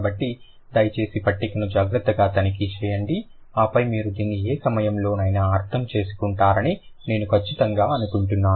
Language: Telugu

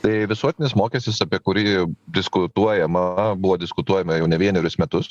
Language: Lithuanian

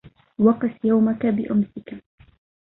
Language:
Arabic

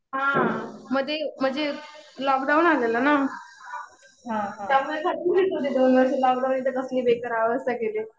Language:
Marathi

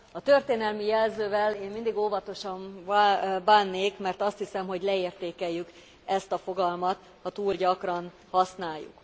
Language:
Hungarian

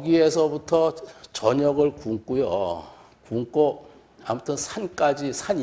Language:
Korean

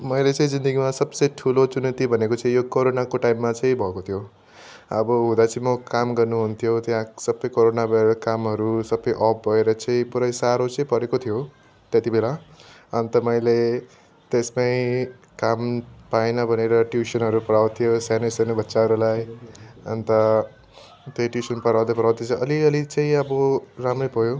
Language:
Nepali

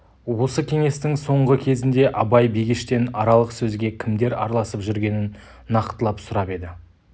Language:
Kazakh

